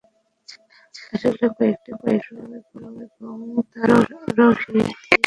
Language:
Bangla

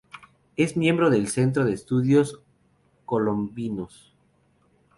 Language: Spanish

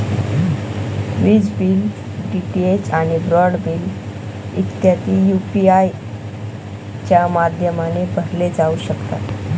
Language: Marathi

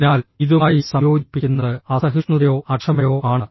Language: Malayalam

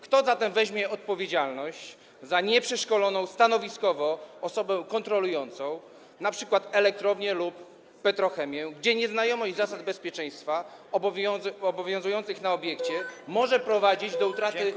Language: Polish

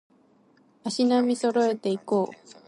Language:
Japanese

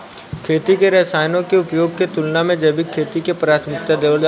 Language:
Bhojpuri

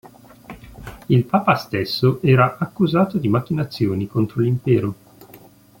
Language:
Italian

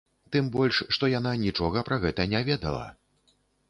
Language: Belarusian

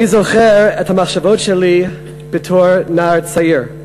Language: Hebrew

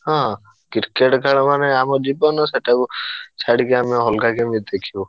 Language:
Odia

